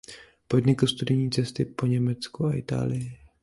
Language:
Czech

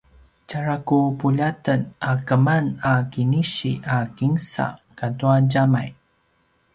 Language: Paiwan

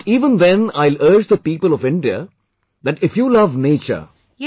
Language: English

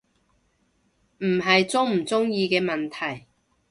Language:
Cantonese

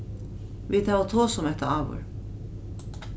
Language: Faroese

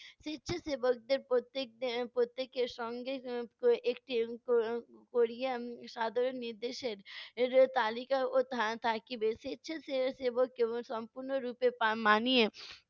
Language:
Bangla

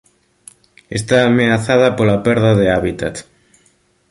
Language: Galician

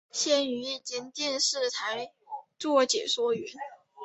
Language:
Chinese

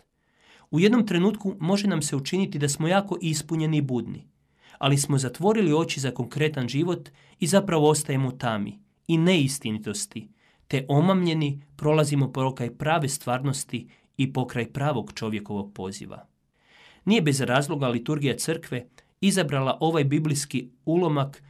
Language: Croatian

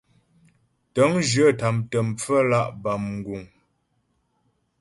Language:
Ghomala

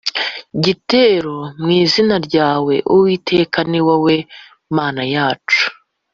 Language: Kinyarwanda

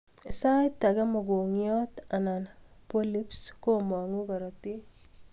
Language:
Kalenjin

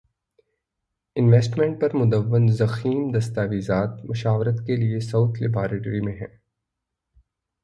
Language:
Urdu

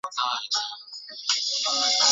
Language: Chinese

